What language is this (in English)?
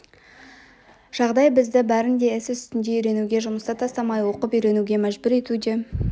Kazakh